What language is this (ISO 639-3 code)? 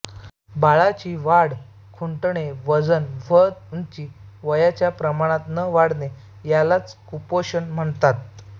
mar